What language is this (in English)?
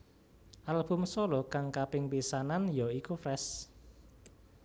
Javanese